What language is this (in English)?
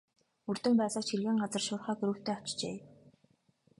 Mongolian